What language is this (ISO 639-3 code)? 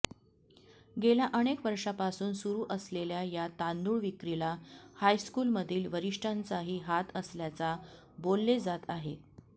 mar